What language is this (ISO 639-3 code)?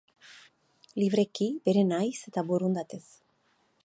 eus